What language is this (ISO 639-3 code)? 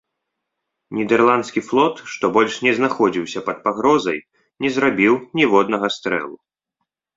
bel